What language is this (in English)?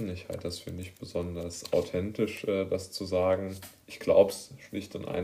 German